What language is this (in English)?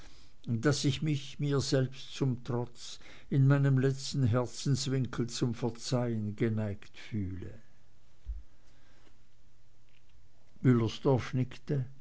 German